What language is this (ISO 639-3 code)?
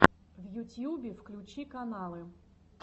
rus